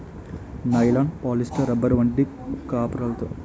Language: Telugu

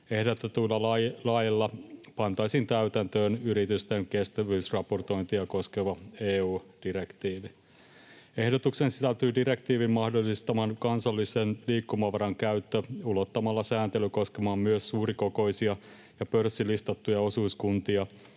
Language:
Finnish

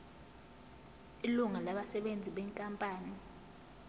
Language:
Zulu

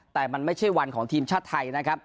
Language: Thai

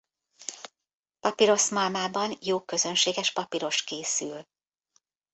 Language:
Hungarian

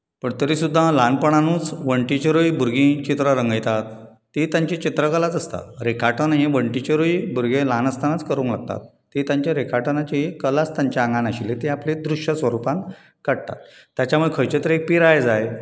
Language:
Konkani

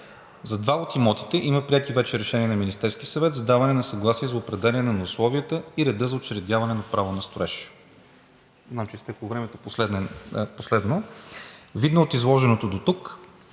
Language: Bulgarian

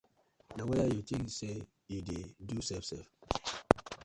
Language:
Nigerian Pidgin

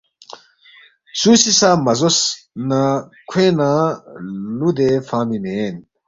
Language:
Balti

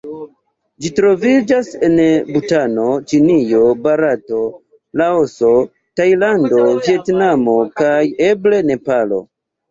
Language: Esperanto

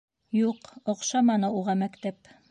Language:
Bashkir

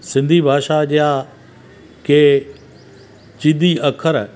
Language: Sindhi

